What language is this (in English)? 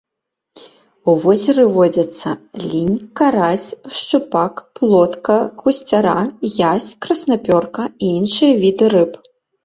Belarusian